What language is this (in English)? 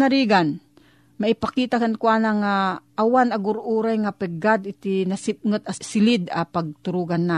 Filipino